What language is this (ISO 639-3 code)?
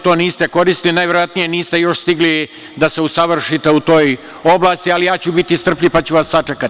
srp